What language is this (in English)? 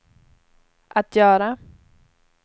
Swedish